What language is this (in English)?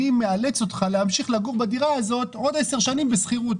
Hebrew